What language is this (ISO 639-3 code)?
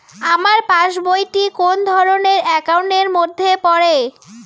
ben